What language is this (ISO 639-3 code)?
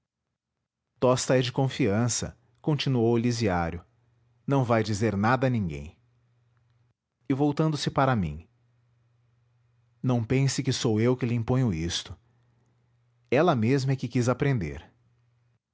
por